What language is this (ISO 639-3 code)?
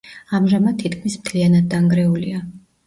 kat